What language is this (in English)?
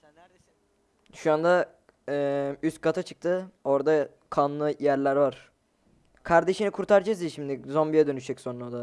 Turkish